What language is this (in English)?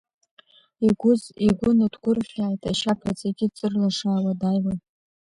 Abkhazian